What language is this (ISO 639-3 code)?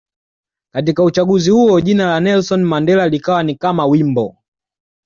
swa